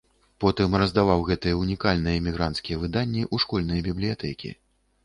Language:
Belarusian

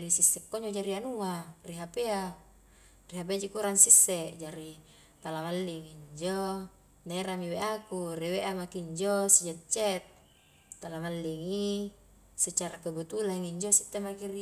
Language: Highland Konjo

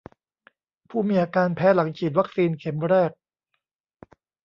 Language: Thai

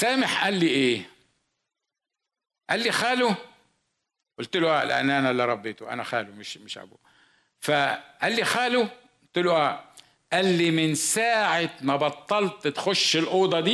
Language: Arabic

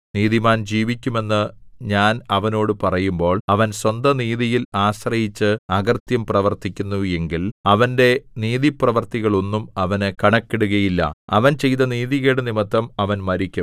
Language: Malayalam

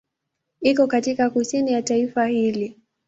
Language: Swahili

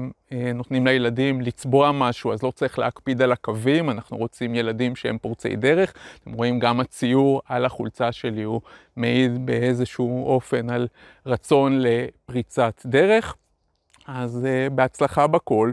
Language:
Hebrew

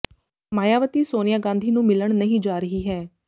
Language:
Punjabi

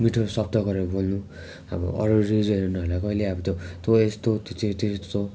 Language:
Nepali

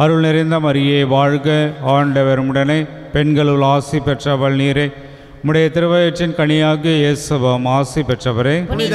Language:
Tamil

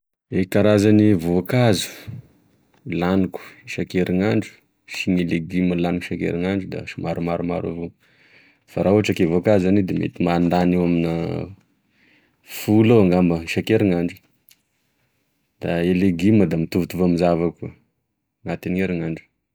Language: Tesaka Malagasy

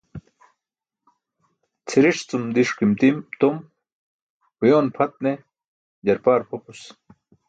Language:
Burushaski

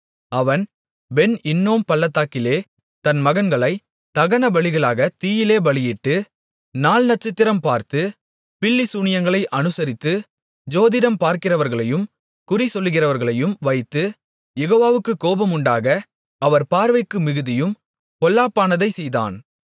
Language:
Tamil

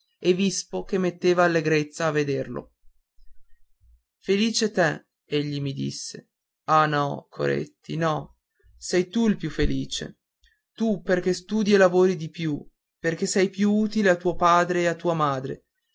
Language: Italian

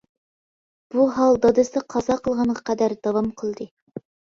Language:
Uyghur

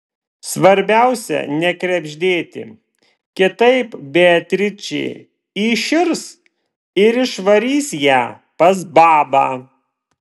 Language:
Lithuanian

